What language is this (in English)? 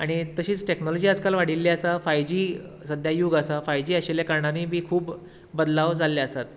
Konkani